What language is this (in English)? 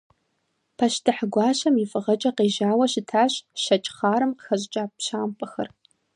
Kabardian